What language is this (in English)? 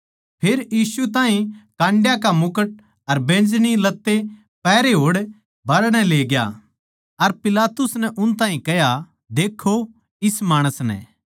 Haryanvi